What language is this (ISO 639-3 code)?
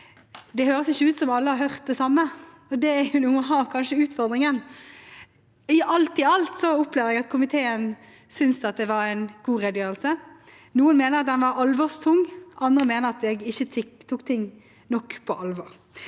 nor